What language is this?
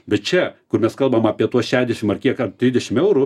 Lithuanian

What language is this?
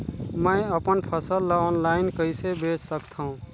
Chhattisgarhi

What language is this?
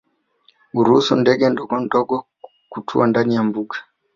Swahili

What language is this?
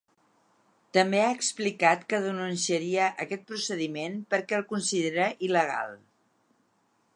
Catalan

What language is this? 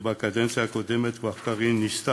Hebrew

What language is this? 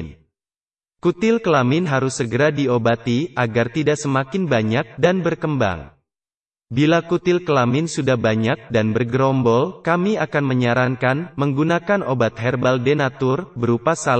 Indonesian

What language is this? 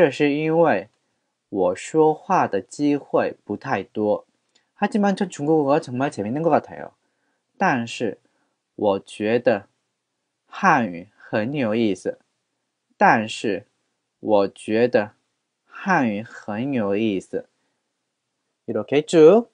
Korean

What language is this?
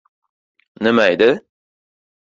Uzbek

